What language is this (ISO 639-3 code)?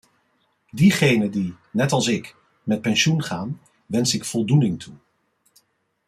nld